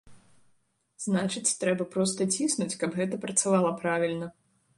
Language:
Belarusian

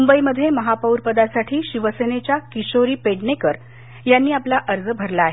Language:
Marathi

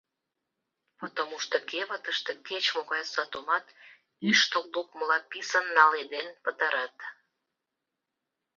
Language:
Mari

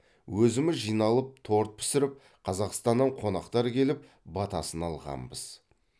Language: Kazakh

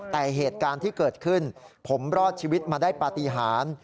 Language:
Thai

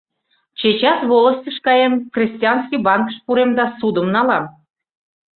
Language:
Mari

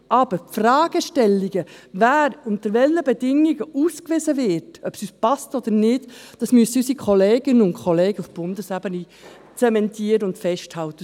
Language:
Swiss German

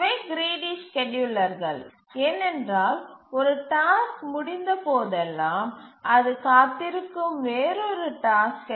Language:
Tamil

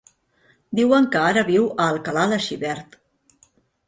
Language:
Catalan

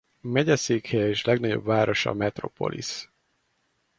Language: Hungarian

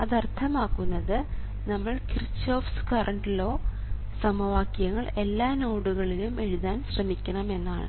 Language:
Malayalam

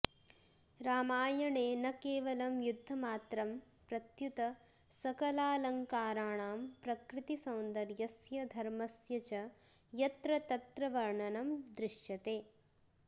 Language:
Sanskrit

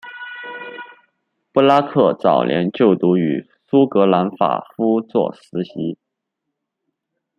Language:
Chinese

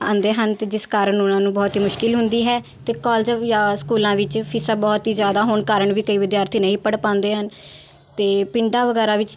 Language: Punjabi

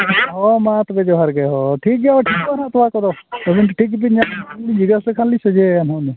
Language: Santali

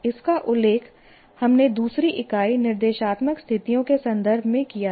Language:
Hindi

